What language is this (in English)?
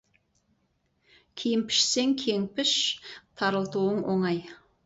Kazakh